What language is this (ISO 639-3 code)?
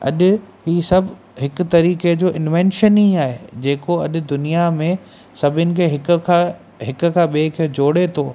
snd